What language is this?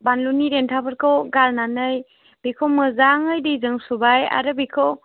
Bodo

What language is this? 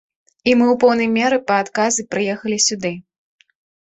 Belarusian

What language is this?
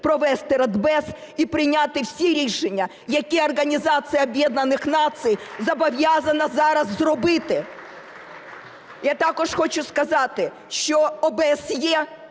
Ukrainian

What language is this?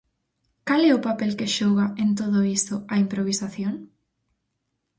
Galician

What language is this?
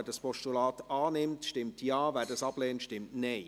Swiss German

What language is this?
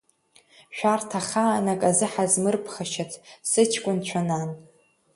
Abkhazian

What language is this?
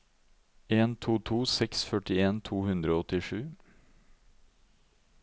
Norwegian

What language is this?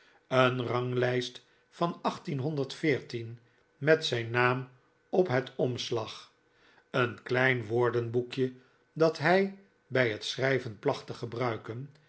Dutch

